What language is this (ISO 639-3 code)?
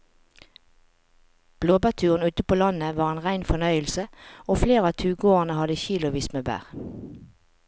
nor